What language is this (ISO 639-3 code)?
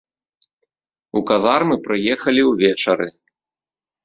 bel